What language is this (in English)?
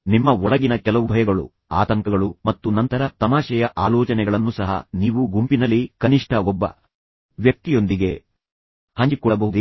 Kannada